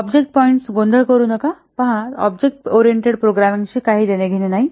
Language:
Marathi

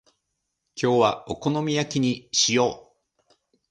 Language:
Japanese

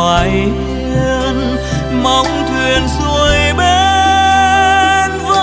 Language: Vietnamese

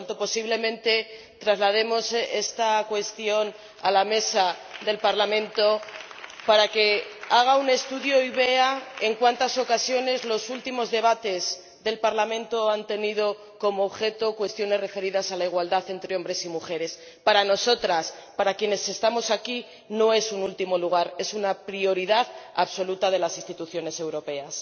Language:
Spanish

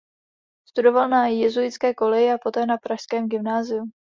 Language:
Czech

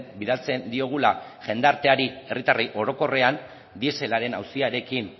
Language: Basque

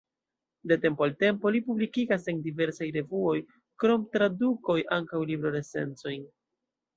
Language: Esperanto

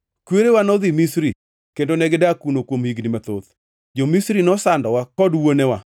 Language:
Luo (Kenya and Tanzania)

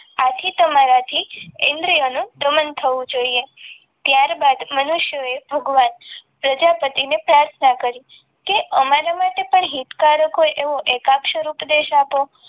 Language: Gujarati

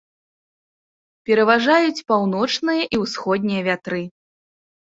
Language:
Belarusian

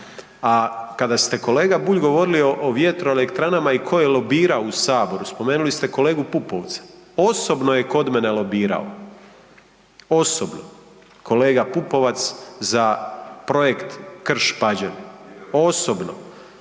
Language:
Croatian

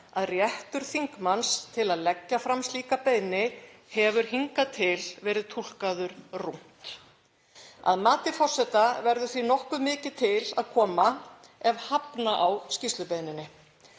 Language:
Icelandic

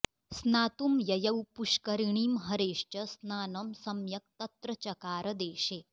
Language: Sanskrit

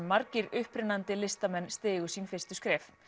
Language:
Icelandic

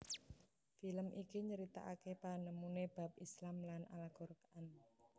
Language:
Javanese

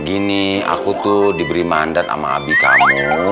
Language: Indonesian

